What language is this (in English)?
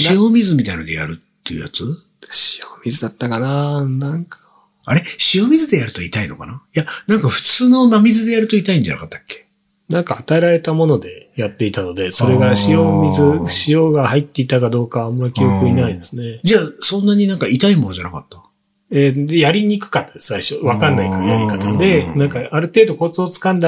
Japanese